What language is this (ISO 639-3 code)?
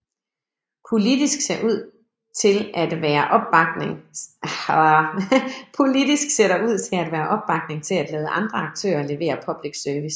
dan